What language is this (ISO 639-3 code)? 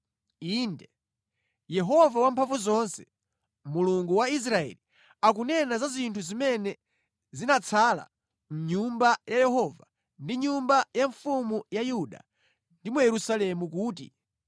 nya